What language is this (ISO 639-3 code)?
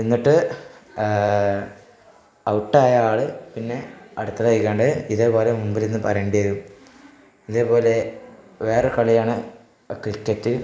mal